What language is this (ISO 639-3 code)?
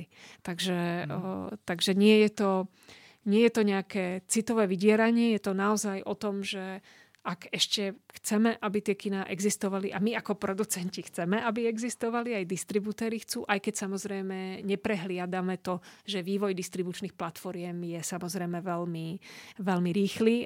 slk